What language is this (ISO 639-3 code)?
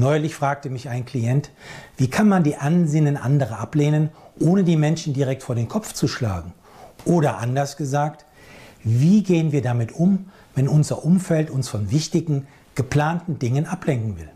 deu